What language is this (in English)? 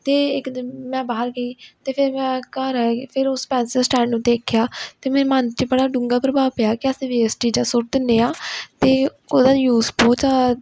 Punjabi